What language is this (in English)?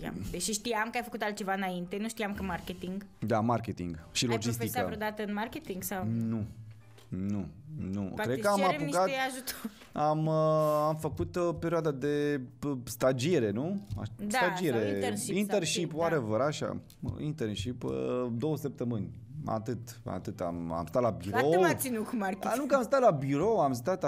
Romanian